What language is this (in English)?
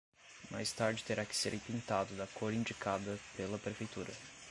Portuguese